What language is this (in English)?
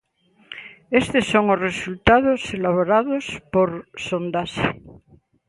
Galician